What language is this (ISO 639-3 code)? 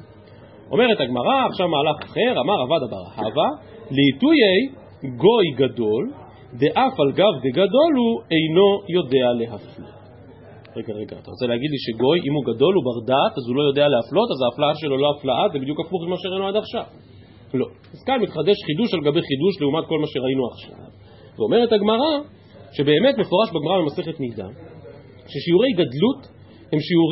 heb